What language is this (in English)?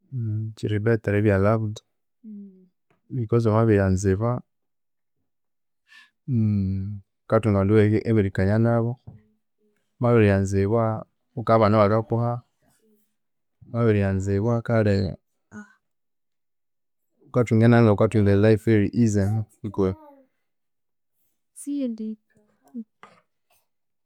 Konzo